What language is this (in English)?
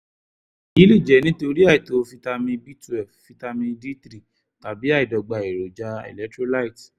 Yoruba